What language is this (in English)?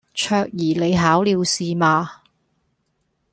Cantonese